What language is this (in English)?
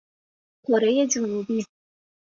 Persian